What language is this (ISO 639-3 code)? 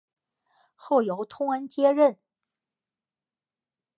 zho